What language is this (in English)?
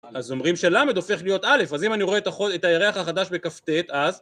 Hebrew